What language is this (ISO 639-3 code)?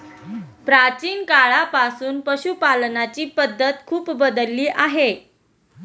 mar